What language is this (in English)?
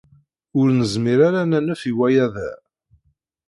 Kabyle